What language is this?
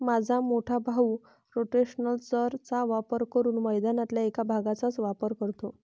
Marathi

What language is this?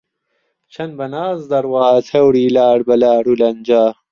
Central Kurdish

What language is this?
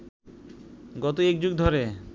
Bangla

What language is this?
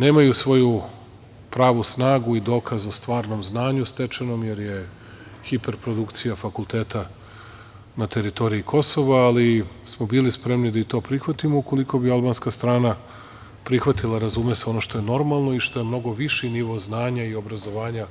Serbian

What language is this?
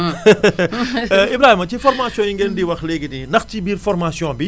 Wolof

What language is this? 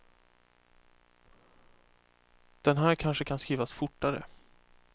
Swedish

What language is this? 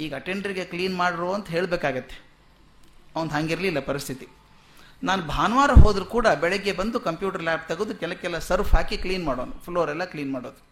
Kannada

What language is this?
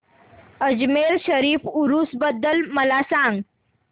Marathi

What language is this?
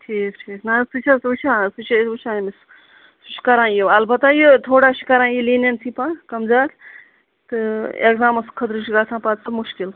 Kashmiri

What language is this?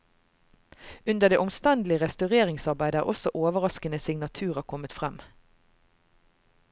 Norwegian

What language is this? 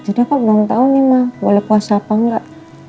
Indonesian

